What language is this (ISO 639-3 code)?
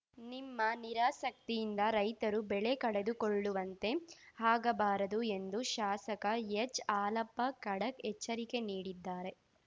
kan